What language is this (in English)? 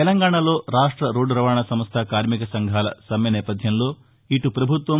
Telugu